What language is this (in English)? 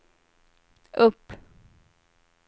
Swedish